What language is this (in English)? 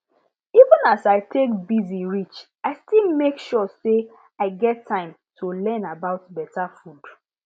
Nigerian Pidgin